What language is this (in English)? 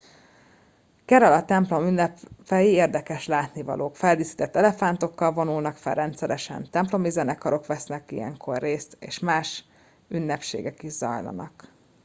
Hungarian